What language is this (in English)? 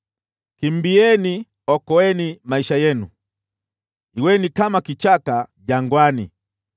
Swahili